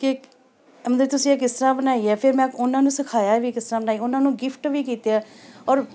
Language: Punjabi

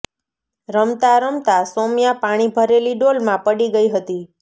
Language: Gujarati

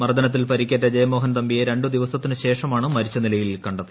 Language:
Malayalam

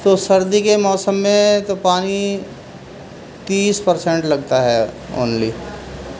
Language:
Urdu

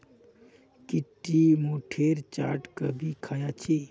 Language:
Magahi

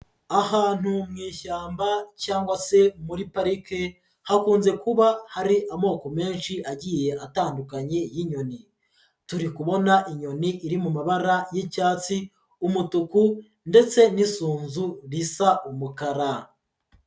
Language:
Kinyarwanda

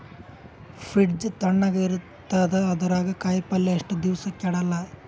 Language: Kannada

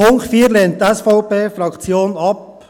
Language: Swiss German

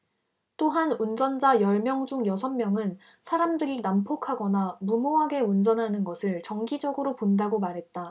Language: Korean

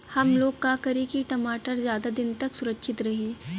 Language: Bhojpuri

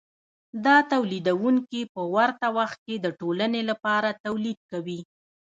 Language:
Pashto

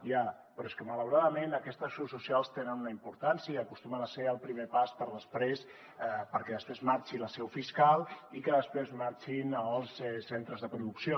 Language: Catalan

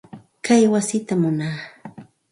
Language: Santa Ana de Tusi Pasco Quechua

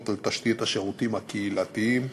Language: Hebrew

